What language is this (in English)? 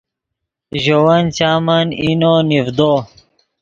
Yidgha